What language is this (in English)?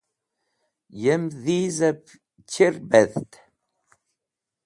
Wakhi